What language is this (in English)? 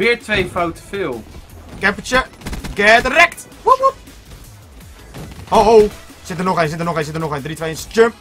Dutch